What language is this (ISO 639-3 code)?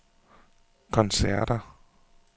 dan